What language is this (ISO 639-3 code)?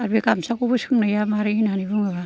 brx